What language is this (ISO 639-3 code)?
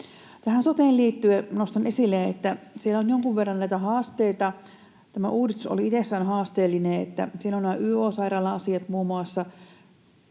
fin